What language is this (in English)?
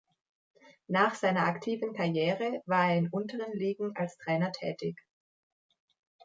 German